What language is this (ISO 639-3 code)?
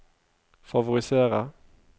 nor